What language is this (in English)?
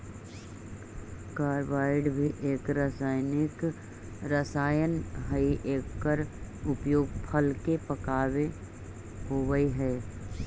Magahi